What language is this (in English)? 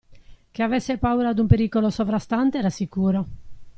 Italian